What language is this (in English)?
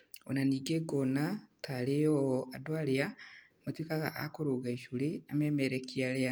Kikuyu